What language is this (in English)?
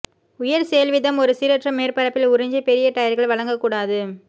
Tamil